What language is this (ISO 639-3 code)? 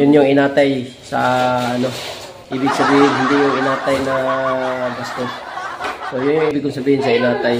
fil